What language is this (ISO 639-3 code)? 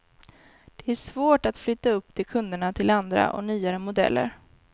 swe